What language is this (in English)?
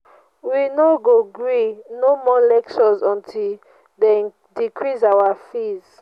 Nigerian Pidgin